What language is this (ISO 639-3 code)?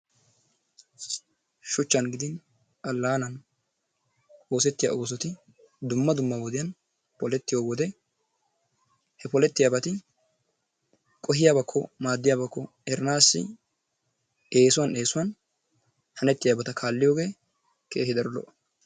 wal